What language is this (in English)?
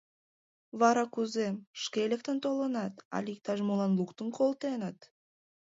Mari